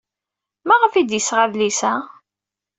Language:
Kabyle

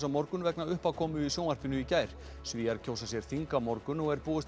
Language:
Icelandic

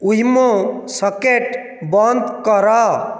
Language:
Odia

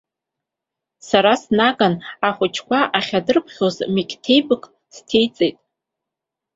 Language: Abkhazian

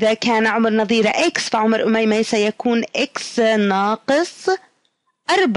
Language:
Arabic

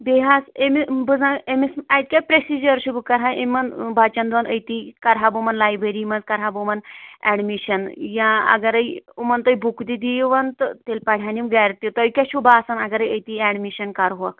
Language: Kashmiri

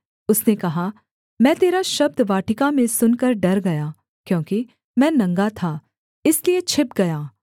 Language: Hindi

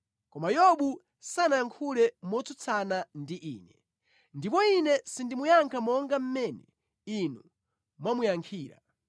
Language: Nyanja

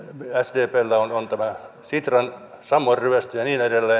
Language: Finnish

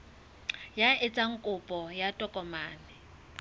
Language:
Southern Sotho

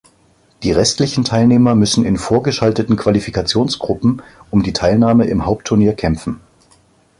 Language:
German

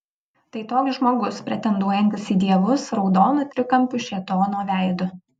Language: Lithuanian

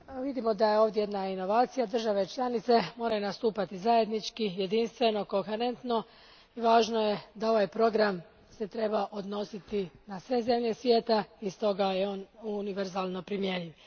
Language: Croatian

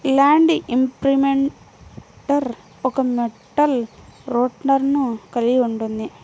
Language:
Telugu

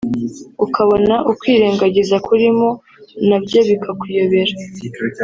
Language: Kinyarwanda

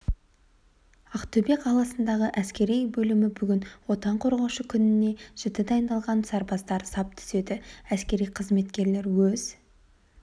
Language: Kazakh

